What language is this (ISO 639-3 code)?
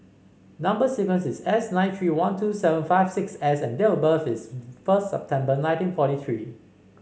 eng